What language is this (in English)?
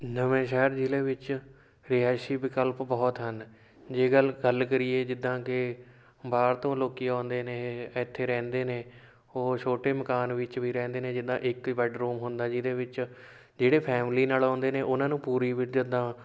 Punjabi